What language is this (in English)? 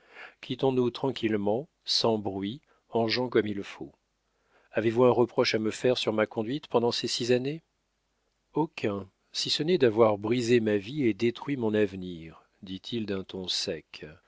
French